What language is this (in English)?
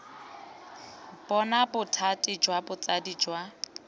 Tswana